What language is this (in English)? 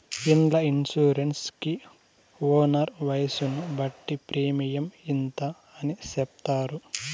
Telugu